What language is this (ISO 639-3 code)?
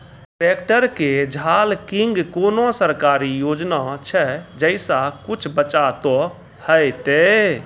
mai